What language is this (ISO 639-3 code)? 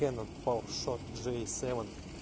rus